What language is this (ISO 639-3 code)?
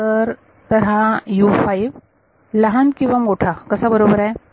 mar